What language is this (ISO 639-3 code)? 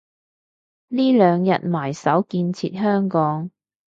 yue